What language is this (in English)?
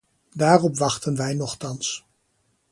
Dutch